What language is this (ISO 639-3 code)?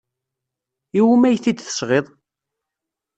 kab